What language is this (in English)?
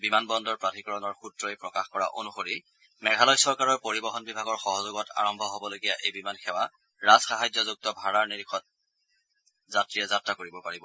Assamese